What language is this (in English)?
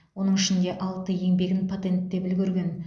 Kazakh